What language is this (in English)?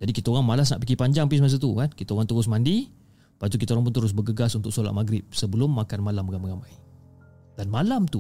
Malay